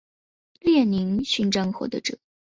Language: Chinese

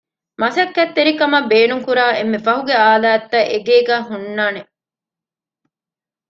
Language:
Divehi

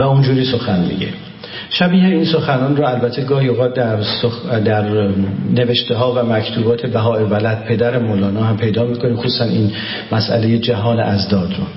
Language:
Persian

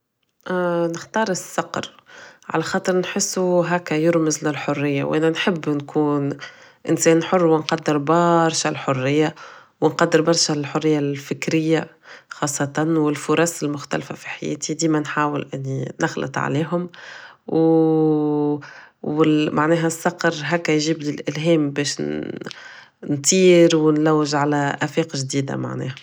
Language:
Tunisian Arabic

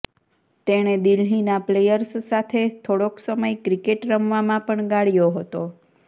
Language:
Gujarati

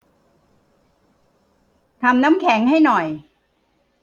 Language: Thai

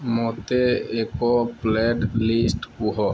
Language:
Odia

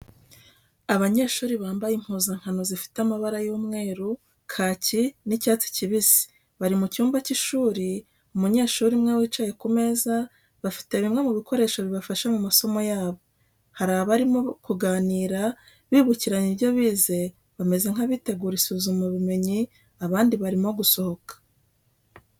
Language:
Kinyarwanda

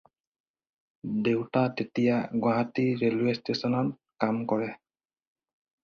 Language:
Assamese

